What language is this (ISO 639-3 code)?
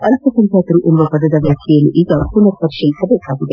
kan